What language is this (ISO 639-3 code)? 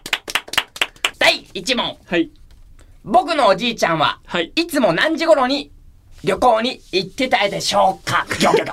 jpn